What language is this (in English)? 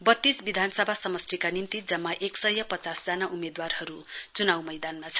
Nepali